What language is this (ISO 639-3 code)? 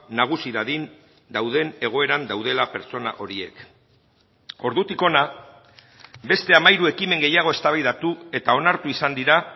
eus